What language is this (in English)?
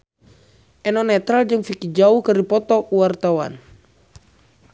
Sundanese